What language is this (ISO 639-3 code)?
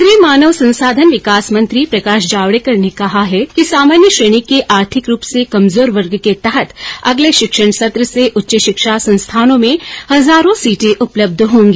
hin